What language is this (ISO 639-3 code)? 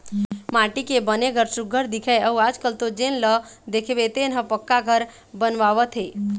hne